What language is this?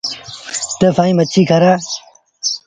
Sindhi Bhil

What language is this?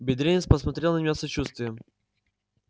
Russian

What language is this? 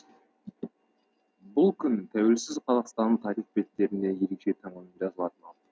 Kazakh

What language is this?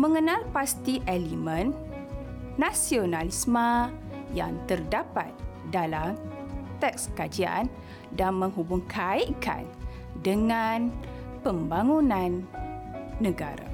Malay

